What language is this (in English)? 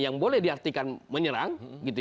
Indonesian